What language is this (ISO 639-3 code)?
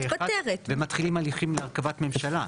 heb